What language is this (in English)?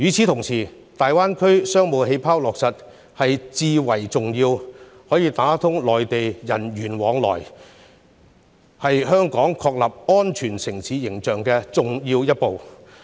Cantonese